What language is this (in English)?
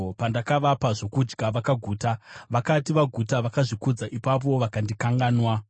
Shona